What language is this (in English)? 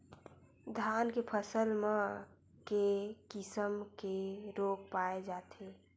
Chhattisgarhi